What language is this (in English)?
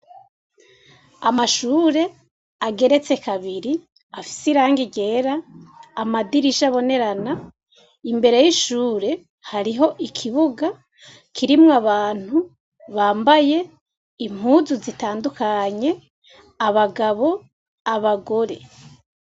Rundi